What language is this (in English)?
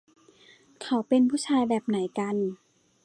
Thai